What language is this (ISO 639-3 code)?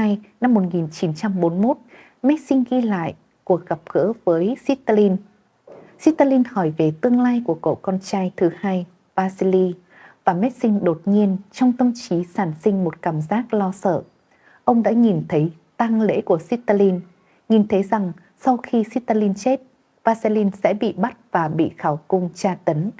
vie